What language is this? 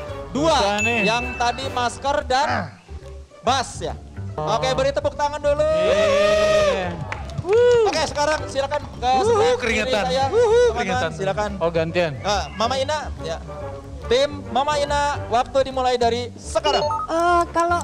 Indonesian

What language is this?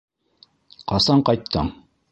Bashkir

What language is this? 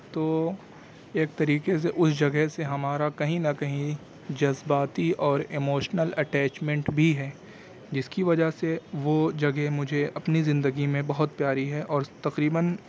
Urdu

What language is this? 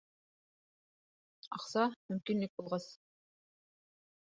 Bashkir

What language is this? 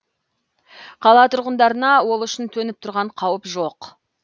Kazakh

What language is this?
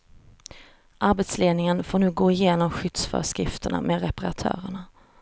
Swedish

